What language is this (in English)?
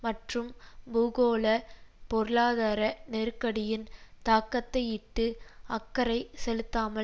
Tamil